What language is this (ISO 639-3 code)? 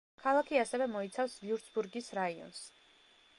kat